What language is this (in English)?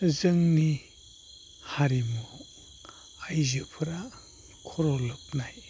Bodo